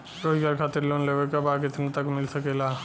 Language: Bhojpuri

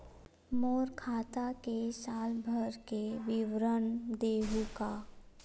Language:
Chhattisgarhi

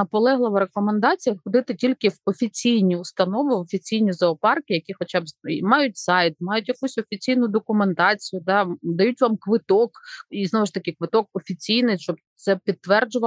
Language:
Ukrainian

